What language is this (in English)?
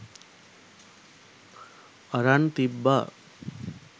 Sinhala